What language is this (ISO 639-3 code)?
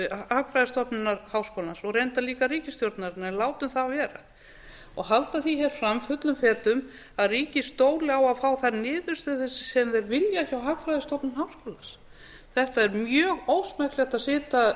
isl